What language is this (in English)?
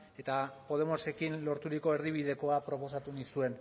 Basque